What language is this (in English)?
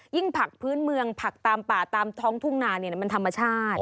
Thai